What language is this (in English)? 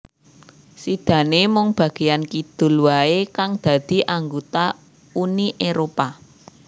Javanese